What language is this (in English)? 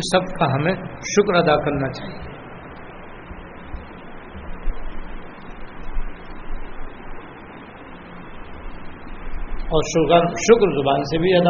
Urdu